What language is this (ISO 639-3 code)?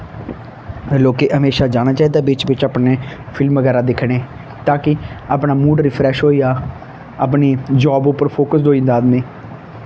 doi